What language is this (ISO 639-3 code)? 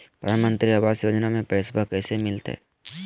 mag